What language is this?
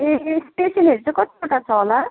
Nepali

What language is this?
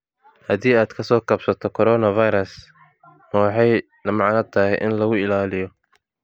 Somali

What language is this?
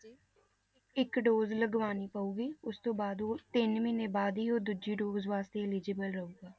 Punjabi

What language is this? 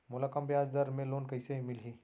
Chhattisgarhi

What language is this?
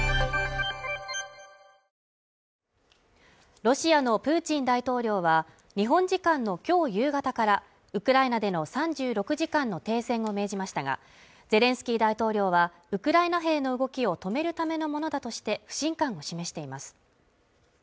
Japanese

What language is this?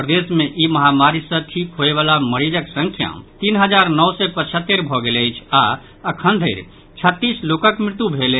Maithili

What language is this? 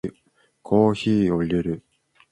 Japanese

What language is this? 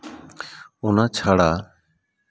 Santali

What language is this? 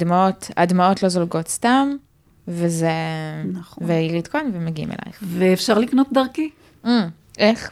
Hebrew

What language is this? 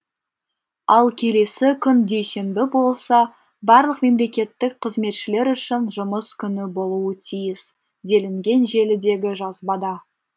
Kazakh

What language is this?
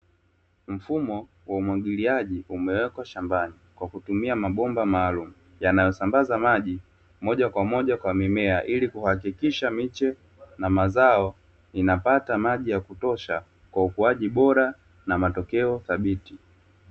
Swahili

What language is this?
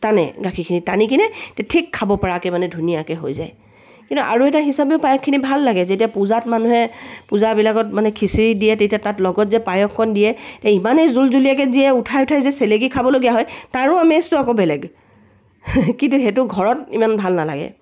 Assamese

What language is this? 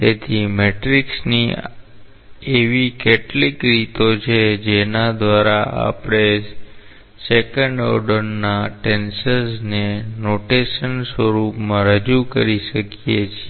Gujarati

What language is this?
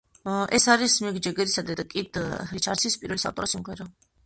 Georgian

